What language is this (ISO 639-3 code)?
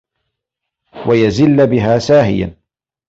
ara